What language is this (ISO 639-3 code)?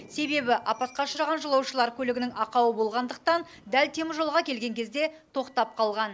kaz